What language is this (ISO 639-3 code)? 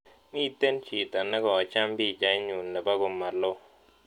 kln